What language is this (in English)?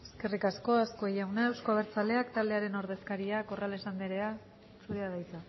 Basque